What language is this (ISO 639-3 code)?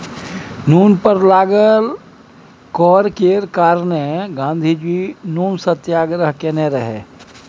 mai